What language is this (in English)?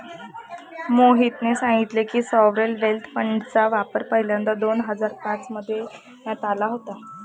Marathi